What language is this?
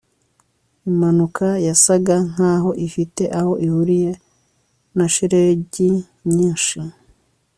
Kinyarwanda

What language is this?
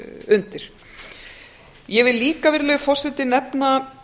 Icelandic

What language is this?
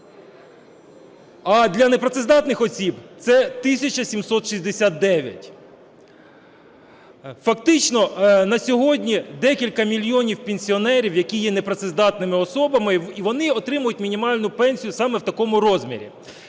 Ukrainian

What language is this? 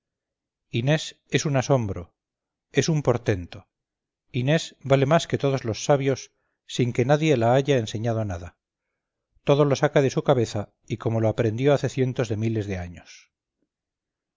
Spanish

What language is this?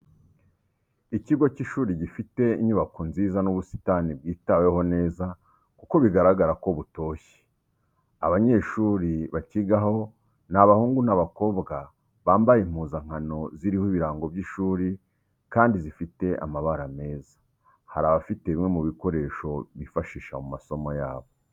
Kinyarwanda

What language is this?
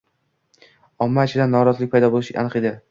Uzbek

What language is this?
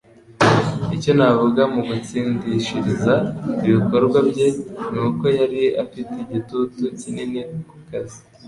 Kinyarwanda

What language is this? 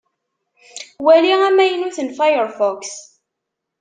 Kabyle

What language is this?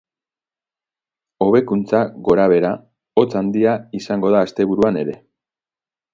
Basque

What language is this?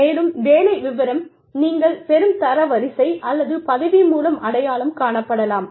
Tamil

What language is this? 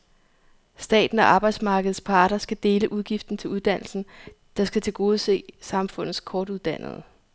Danish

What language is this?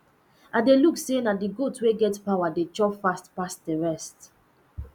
Nigerian Pidgin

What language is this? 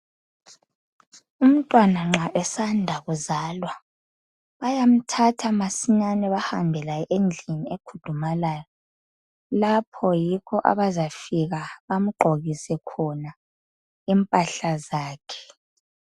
North Ndebele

